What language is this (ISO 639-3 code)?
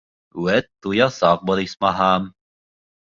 bak